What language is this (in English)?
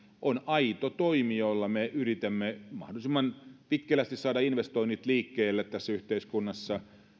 Finnish